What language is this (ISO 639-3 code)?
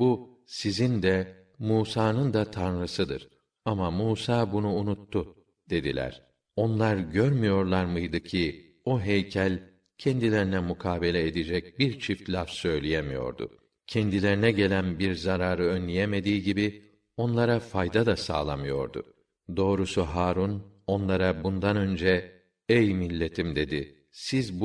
tur